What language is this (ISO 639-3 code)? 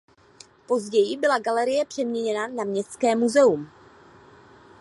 ces